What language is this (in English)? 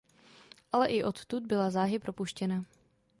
Czech